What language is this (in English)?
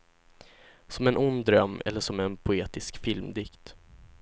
Swedish